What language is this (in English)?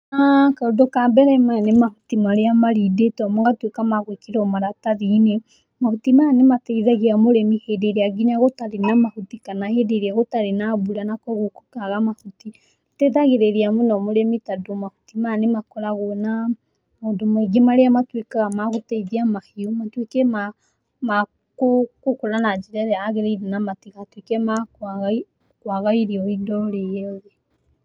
Kikuyu